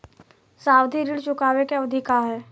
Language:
Bhojpuri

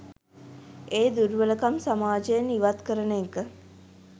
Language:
Sinhala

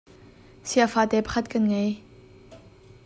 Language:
Hakha Chin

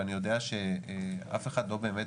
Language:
Hebrew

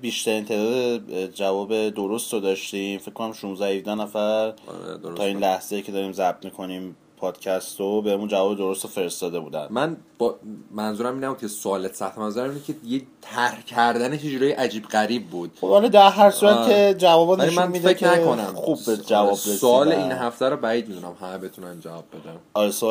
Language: Persian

